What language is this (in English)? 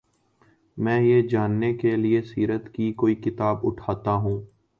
Urdu